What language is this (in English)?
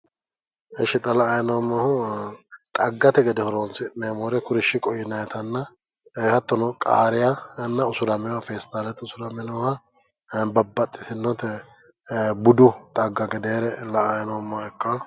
Sidamo